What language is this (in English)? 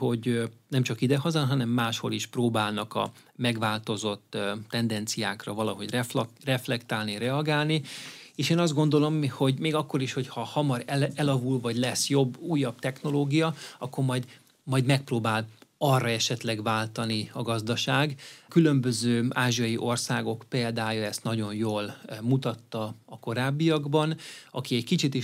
Hungarian